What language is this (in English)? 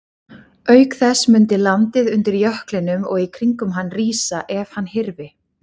Icelandic